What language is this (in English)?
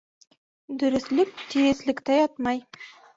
Bashkir